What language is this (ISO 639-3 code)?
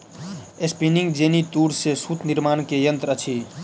mai